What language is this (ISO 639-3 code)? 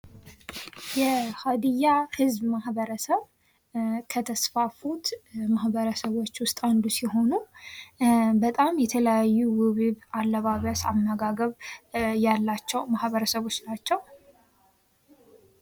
amh